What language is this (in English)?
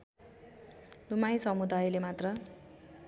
Nepali